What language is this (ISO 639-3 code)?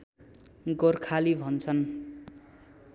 nep